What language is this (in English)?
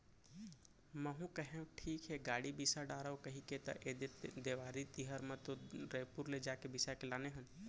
Chhattisgarhi